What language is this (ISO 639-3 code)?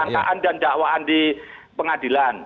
ind